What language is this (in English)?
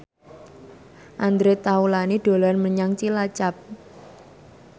Javanese